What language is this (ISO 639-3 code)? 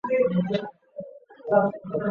zho